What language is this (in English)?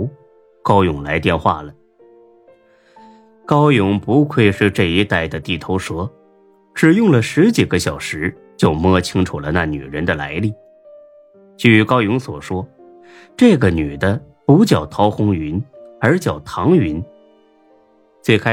Chinese